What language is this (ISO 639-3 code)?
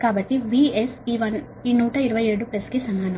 tel